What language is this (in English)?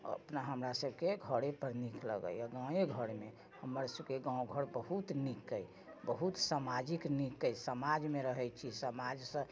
Maithili